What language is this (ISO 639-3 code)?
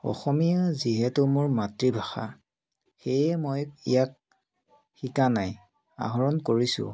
asm